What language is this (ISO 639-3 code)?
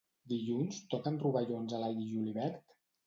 cat